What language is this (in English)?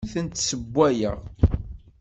Kabyle